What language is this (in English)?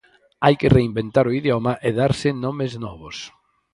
Galician